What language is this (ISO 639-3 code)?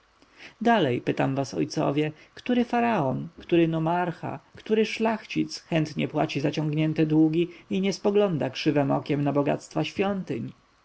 pol